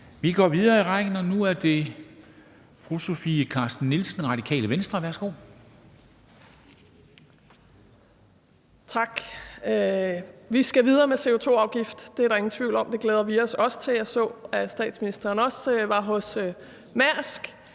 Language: Danish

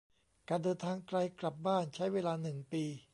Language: Thai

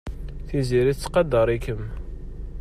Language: Kabyle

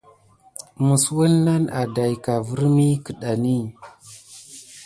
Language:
Gidar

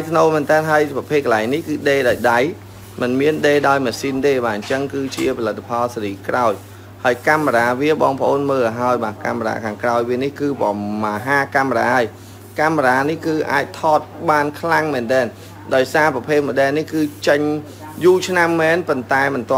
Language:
Vietnamese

